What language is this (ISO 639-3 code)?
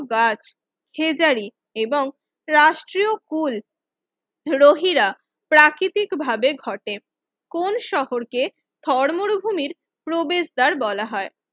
ben